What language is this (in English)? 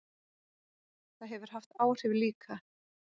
Icelandic